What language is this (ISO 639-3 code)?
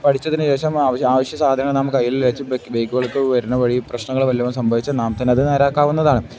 mal